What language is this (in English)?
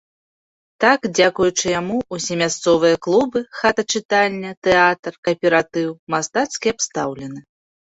Belarusian